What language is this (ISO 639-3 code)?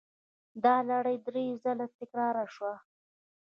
pus